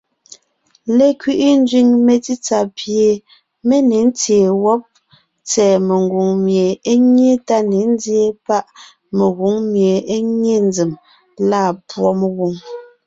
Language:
Ngiemboon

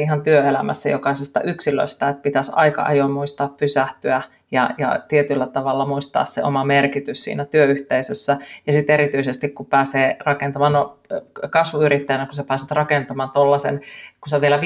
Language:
Finnish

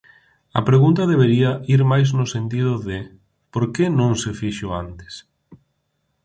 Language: Galician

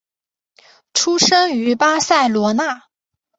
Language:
Chinese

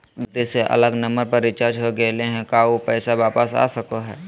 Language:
Magahi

